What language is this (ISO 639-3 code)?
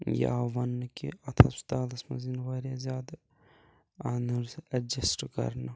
kas